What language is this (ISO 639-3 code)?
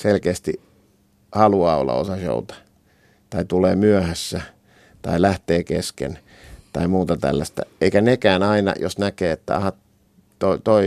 fin